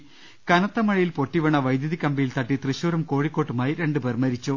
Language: Malayalam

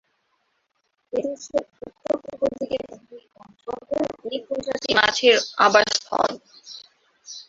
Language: Bangla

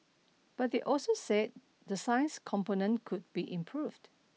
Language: English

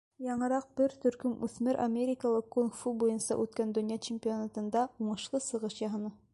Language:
Bashkir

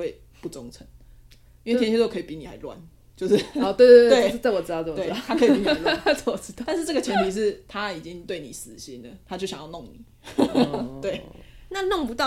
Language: Chinese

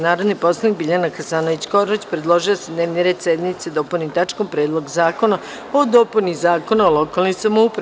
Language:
Serbian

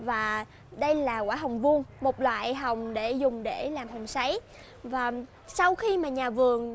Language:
Vietnamese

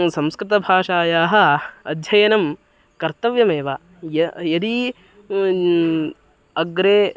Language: Sanskrit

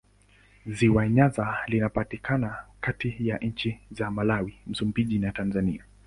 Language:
Swahili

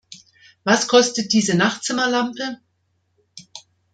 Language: German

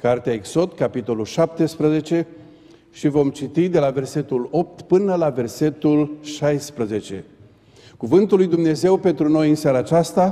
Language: Romanian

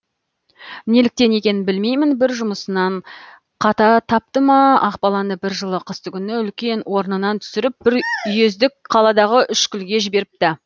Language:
Kazakh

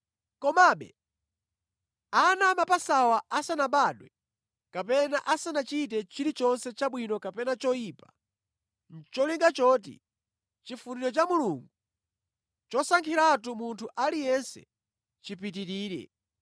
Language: Nyanja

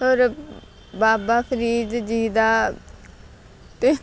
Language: Punjabi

